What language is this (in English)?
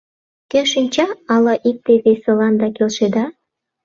Mari